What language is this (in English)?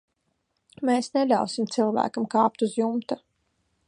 Latvian